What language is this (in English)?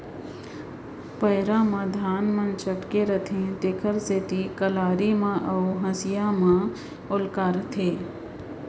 Chhattisgarhi